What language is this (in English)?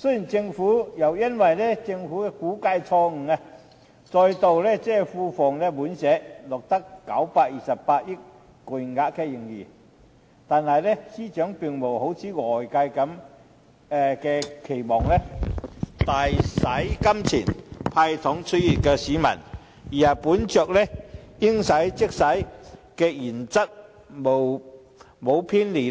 Cantonese